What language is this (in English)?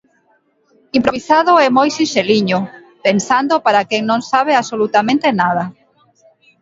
Galician